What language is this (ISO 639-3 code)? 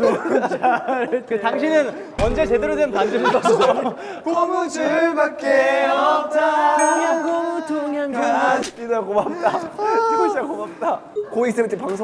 kor